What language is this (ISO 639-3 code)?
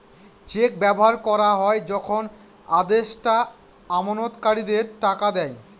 ben